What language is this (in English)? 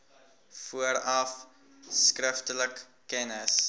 Afrikaans